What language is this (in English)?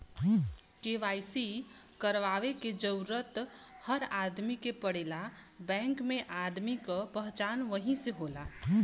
Bhojpuri